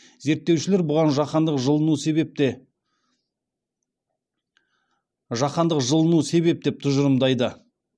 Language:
Kazakh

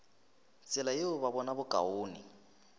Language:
Northern Sotho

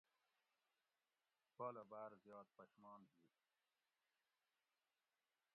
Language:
Gawri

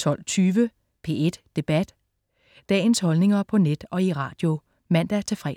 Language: Danish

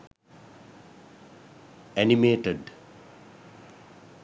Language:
Sinhala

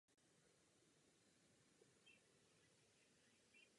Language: Czech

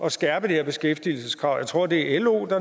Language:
Danish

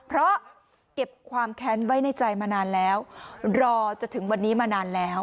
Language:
Thai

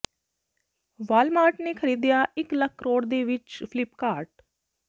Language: Punjabi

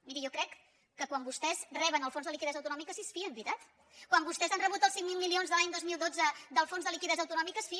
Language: Catalan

